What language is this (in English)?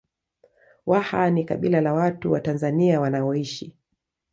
Swahili